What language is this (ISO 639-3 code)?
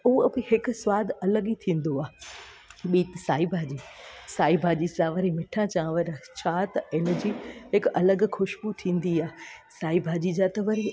snd